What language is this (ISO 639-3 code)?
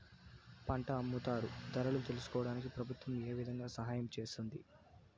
tel